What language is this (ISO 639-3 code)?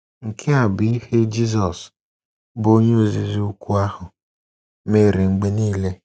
ibo